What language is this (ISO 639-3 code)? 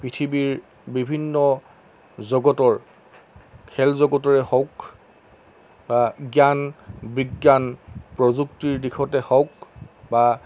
asm